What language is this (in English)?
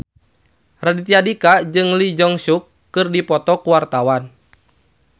Sundanese